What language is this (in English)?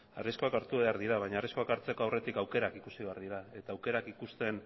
Basque